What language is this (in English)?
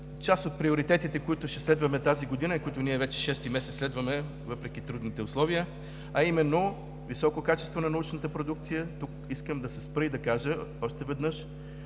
Bulgarian